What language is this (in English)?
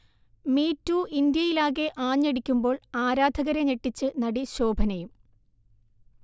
Malayalam